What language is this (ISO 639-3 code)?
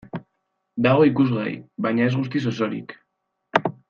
eus